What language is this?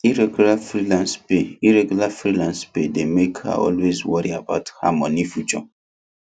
Nigerian Pidgin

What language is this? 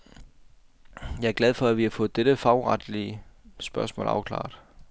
Danish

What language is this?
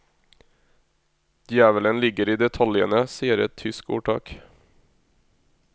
Norwegian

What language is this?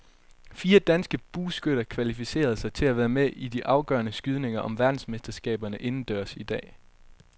Danish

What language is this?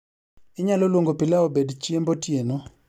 Luo (Kenya and Tanzania)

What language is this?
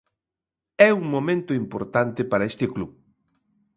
Galician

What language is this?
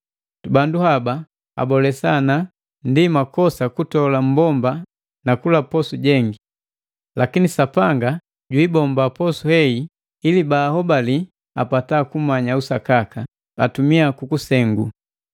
Matengo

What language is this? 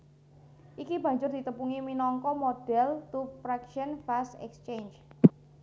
Javanese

